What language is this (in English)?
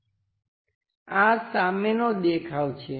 Gujarati